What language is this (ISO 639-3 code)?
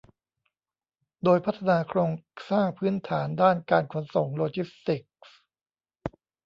tha